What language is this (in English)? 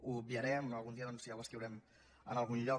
Catalan